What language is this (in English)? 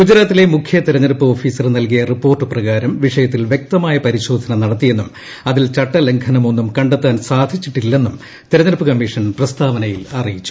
Malayalam